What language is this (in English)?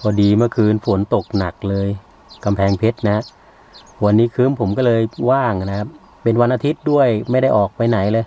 Thai